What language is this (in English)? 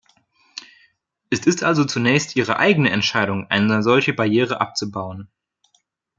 German